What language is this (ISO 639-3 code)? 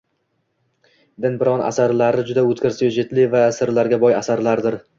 uzb